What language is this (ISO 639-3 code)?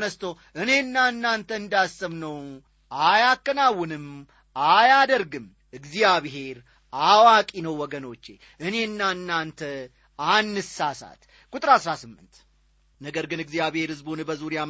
amh